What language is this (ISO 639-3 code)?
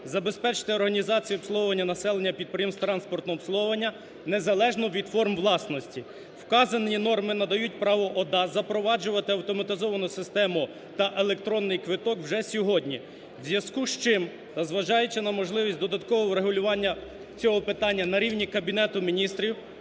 ukr